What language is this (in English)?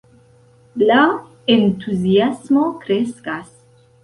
Esperanto